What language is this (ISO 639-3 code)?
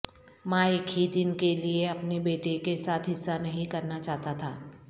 urd